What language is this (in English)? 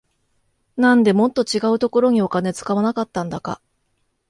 Japanese